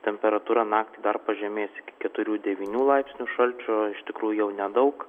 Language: Lithuanian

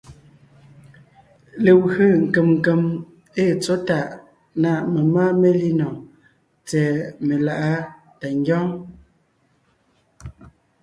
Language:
Ngiemboon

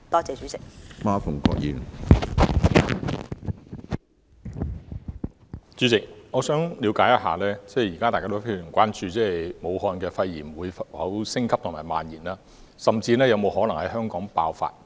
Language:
Cantonese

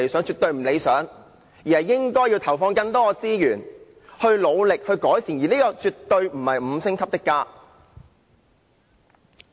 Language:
Cantonese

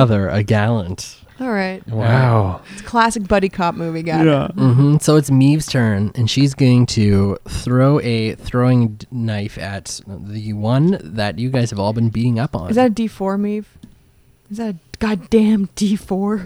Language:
English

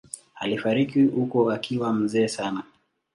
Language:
Swahili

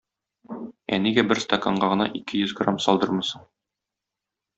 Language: Tatar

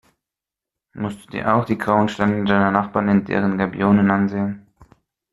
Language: German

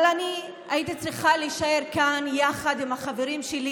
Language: Hebrew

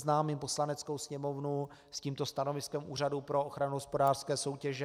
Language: Czech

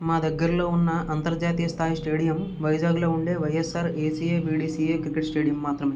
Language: Telugu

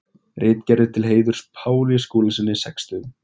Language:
Icelandic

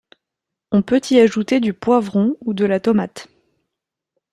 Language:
French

